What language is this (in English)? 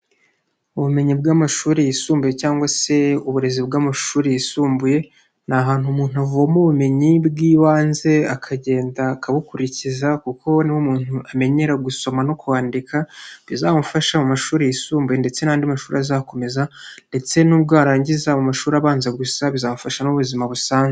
Kinyarwanda